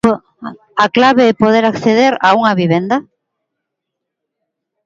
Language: Galician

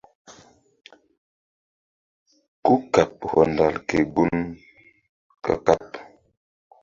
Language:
Mbum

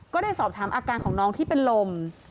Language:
Thai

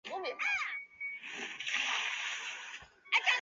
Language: Chinese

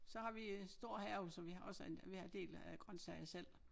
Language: Danish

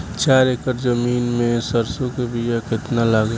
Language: Bhojpuri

